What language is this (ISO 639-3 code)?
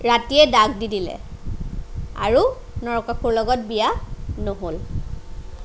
asm